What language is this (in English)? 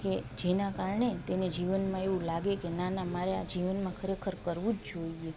Gujarati